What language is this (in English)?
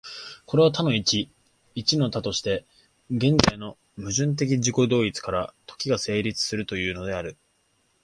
Japanese